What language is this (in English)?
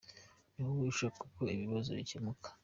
Kinyarwanda